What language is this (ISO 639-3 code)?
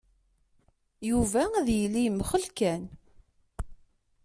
kab